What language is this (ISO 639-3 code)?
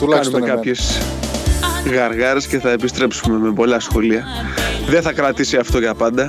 ell